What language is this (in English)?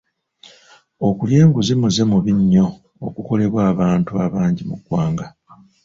Ganda